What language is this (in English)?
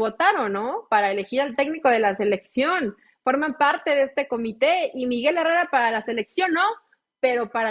Spanish